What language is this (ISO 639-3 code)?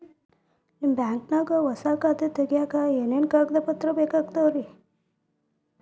kan